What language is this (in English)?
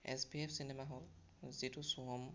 Assamese